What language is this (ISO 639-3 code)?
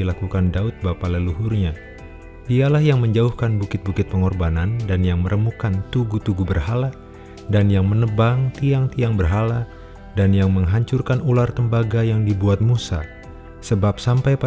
ind